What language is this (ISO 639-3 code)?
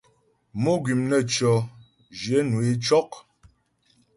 bbj